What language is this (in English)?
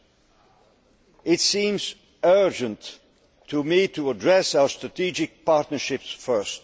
English